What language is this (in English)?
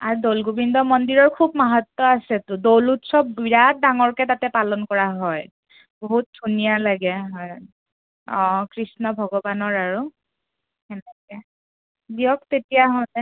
Assamese